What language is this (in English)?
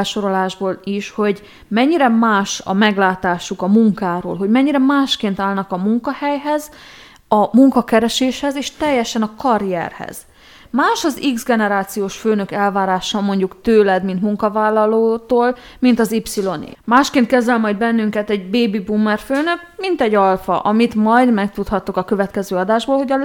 Hungarian